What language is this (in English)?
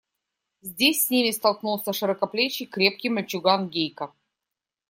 Russian